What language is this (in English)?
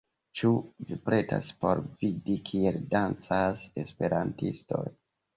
Esperanto